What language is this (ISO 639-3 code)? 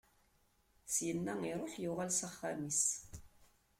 kab